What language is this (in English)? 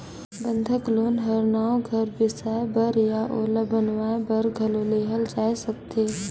Chhattisgarhi